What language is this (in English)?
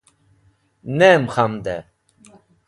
Wakhi